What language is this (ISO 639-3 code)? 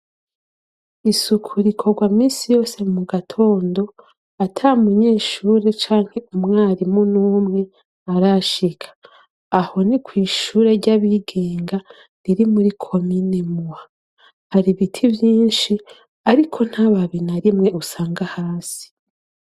run